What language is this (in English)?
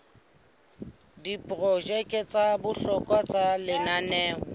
Southern Sotho